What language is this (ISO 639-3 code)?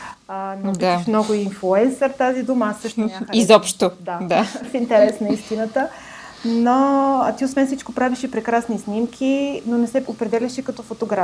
bul